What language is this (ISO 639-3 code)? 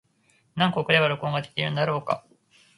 jpn